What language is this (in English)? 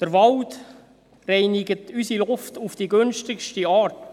Swiss German